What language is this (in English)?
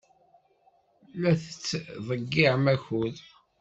Kabyle